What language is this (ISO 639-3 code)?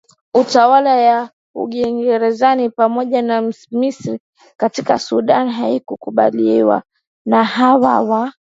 swa